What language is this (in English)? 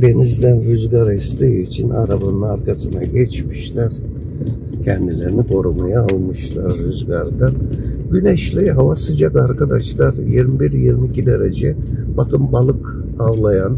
Turkish